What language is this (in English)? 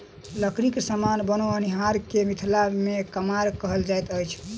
Maithili